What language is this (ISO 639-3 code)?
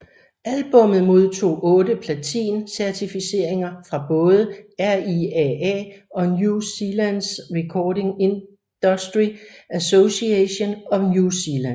dan